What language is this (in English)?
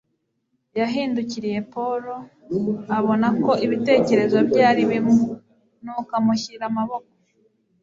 Kinyarwanda